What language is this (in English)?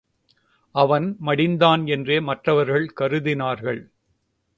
Tamil